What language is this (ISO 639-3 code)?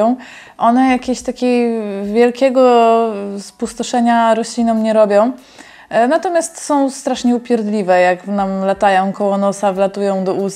pol